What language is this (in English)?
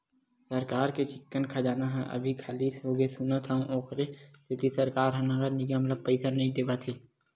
Chhattisgarhi